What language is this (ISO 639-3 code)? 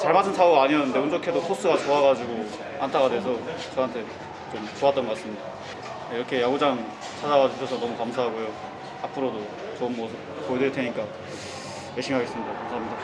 kor